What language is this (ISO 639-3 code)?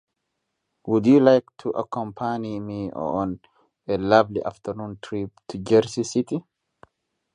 eng